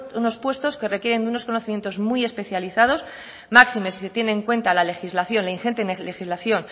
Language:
Spanish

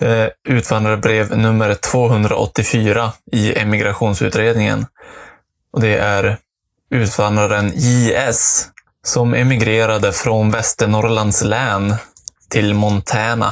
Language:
Swedish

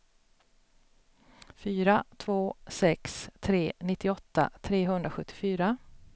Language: Swedish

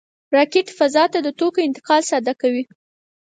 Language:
Pashto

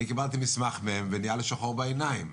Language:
Hebrew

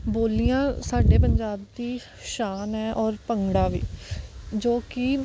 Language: Punjabi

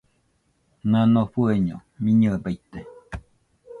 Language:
Nüpode Huitoto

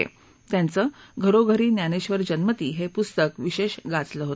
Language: Marathi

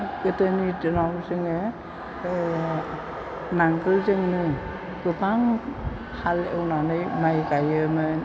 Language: Bodo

